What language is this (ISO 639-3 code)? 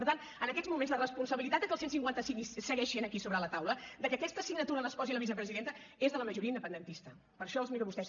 cat